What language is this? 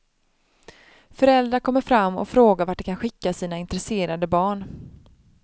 Swedish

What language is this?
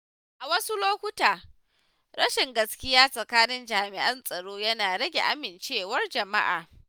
Hausa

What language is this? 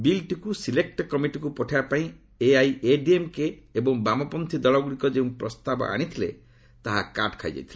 Odia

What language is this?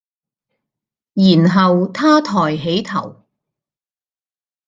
Cantonese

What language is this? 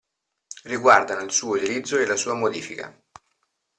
Italian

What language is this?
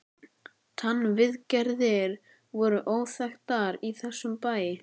Icelandic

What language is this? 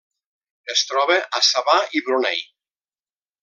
Catalan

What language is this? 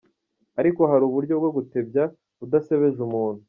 Kinyarwanda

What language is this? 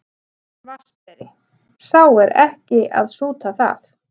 Icelandic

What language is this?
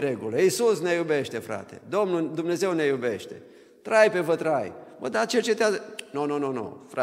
Romanian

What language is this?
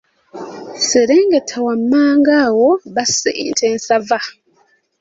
Ganda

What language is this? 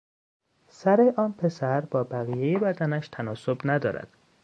Persian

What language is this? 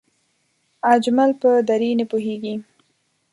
Pashto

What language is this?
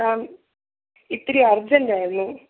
Malayalam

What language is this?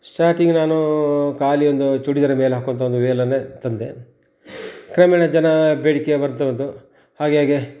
Kannada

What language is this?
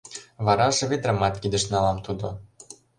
Mari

